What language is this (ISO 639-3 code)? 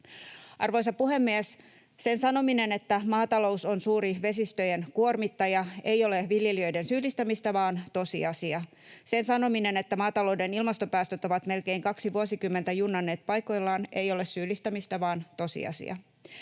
fin